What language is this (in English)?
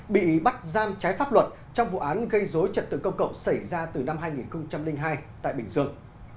Vietnamese